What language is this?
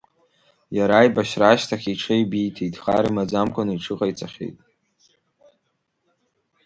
Abkhazian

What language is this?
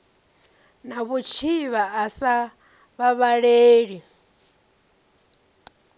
Venda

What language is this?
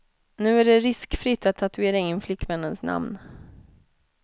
Swedish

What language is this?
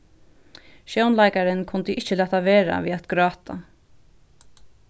Faroese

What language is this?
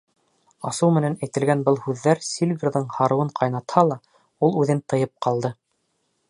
Bashkir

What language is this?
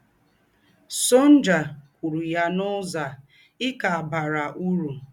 Igbo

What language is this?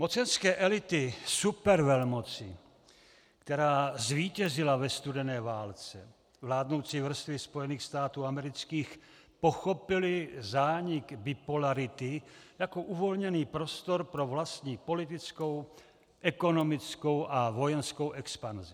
Czech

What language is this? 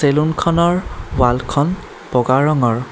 Assamese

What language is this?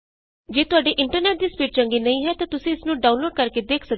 Punjabi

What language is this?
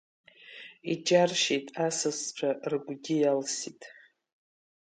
Abkhazian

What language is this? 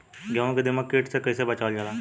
Bhojpuri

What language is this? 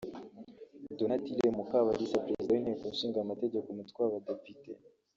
Kinyarwanda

